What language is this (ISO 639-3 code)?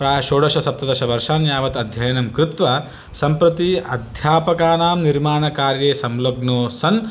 san